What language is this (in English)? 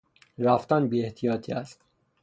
Persian